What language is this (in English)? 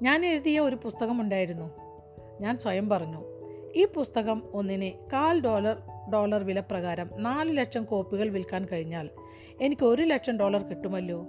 Malayalam